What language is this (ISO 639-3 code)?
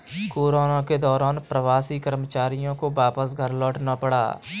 hin